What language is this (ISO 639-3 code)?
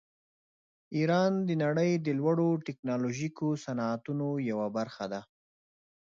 pus